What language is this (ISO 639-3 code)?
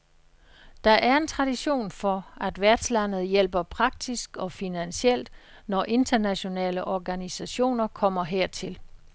dan